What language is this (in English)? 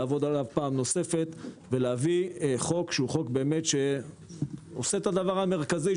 Hebrew